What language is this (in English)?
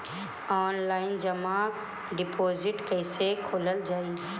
Bhojpuri